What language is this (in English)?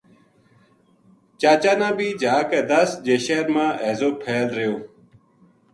Gujari